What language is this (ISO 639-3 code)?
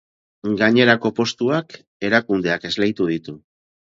eus